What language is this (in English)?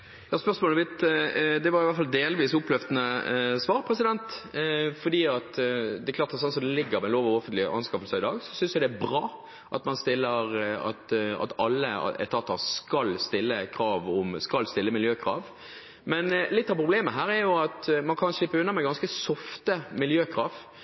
Norwegian Bokmål